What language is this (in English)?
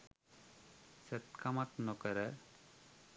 Sinhala